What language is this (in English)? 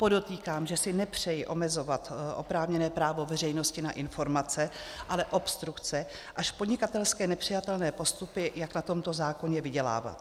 Czech